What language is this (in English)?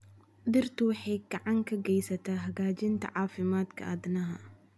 Somali